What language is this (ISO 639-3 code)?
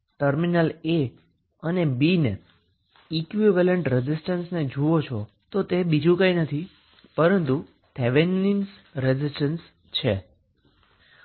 guj